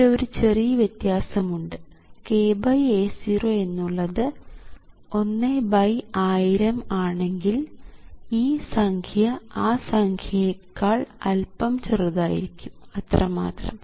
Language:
Malayalam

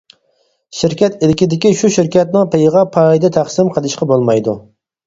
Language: Uyghur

